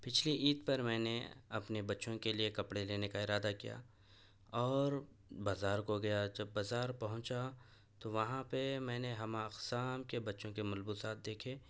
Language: Urdu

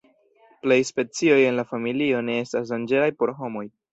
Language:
Esperanto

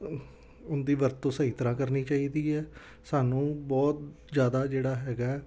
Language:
Punjabi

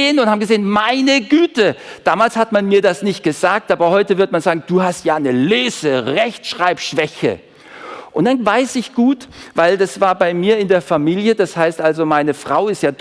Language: German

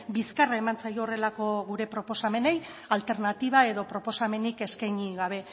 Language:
Basque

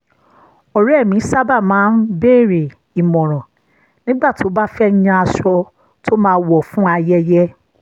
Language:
Yoruba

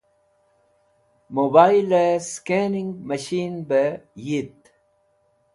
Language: Wakhi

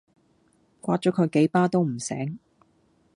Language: Cantonese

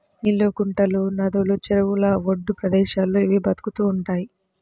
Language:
Telugu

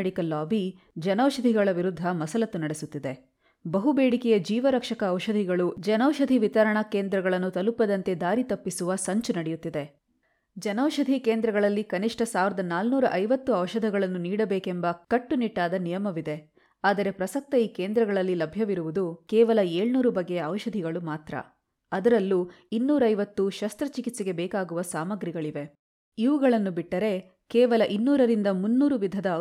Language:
Kannada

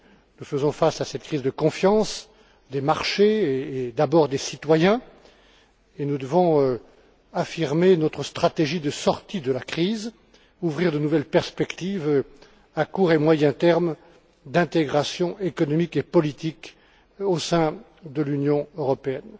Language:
French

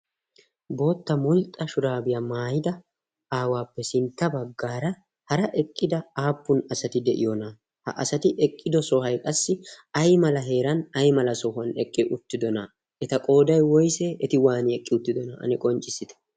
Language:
Wolaytta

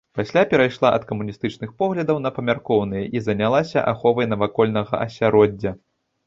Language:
Belarusian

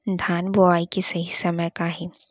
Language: Chhattisgarhi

